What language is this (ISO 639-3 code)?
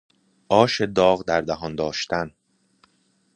fas